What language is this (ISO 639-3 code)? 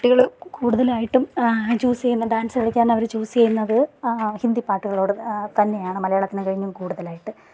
mal